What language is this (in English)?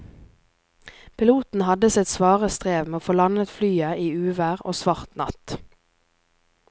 Norwegian